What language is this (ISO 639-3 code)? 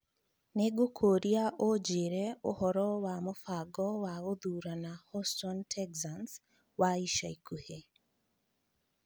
kik